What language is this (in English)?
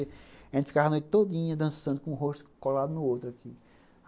Portuguese